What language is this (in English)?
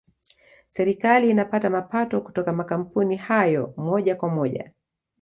Swahili